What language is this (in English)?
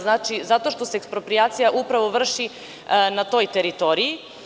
Serbian